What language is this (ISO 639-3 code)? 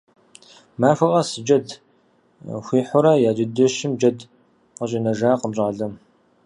kbd